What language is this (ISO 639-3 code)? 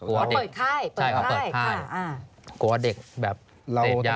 tha